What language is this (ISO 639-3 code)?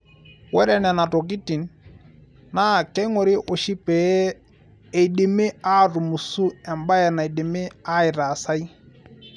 mas